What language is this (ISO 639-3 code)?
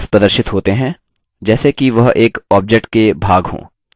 hin